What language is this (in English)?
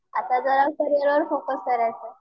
Marathi